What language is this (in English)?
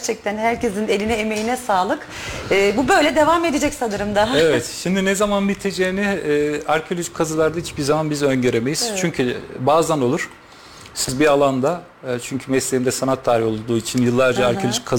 Turkish